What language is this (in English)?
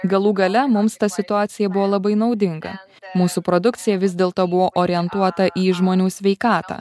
Lithuanian